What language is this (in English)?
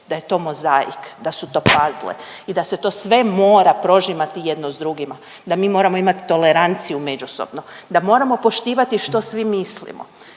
Croatian